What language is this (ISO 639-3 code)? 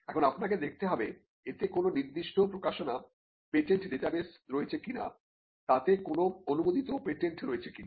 ben